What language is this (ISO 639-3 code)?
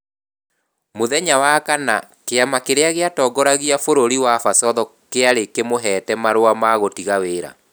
kik